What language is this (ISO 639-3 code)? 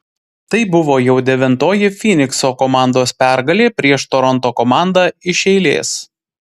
lit